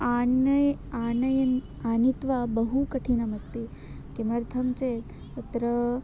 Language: Sanskrit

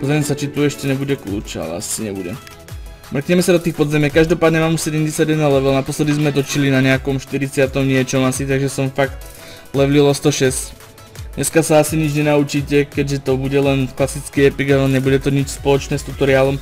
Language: Czech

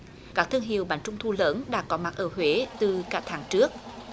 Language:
Vietnamese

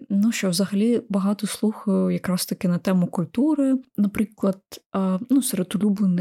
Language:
Ukrainian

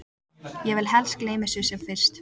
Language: Icelandic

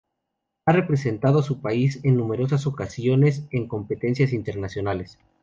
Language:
Spanish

